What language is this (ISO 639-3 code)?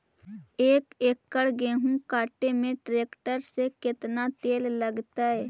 mag